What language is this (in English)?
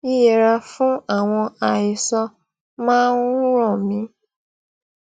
Yoruba